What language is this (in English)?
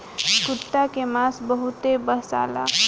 Bhojpuri